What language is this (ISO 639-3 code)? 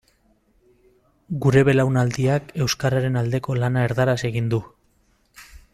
eus